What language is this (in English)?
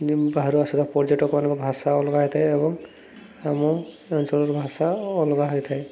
Odia